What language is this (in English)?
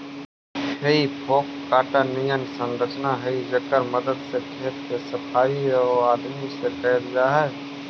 Magahi